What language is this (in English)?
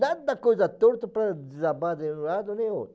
Portuguese